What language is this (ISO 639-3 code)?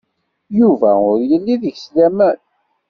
kab